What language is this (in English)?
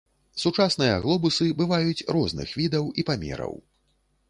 Belarusian